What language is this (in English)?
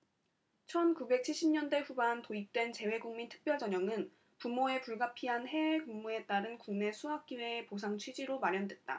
Korean